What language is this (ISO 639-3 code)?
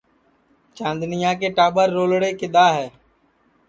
ssi